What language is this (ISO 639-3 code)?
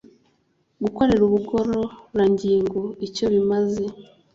kin